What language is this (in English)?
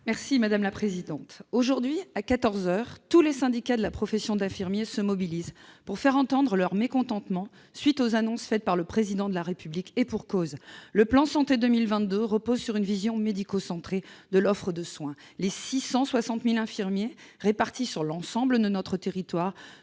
French